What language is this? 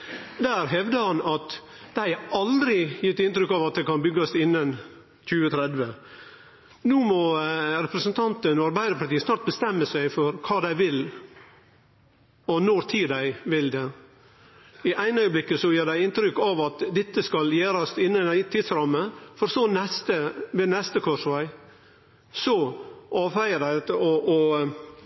Norwegian Nynorsk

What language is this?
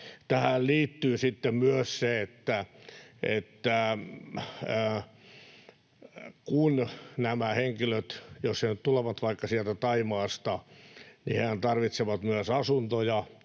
Finnish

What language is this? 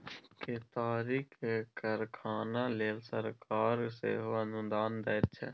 Maithili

